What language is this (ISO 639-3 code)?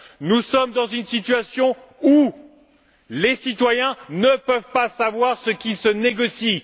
fra